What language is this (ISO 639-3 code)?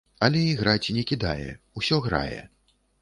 bel